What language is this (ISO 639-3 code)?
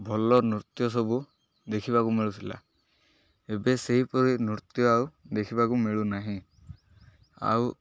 ori